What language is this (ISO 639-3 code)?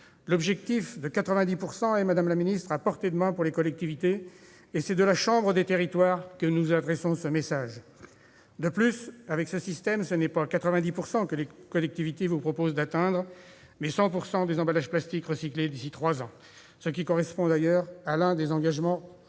fra